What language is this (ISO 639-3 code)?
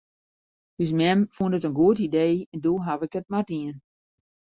fry